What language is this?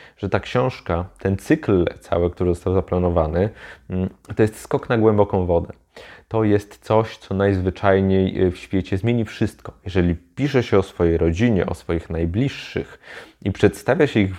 Polish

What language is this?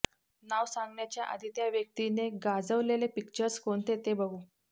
Marathi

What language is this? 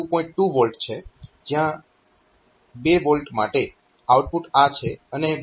Gujarati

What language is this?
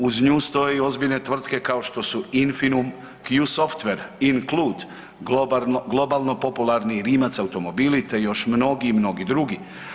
Croatian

